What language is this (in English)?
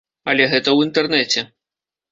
Belarusian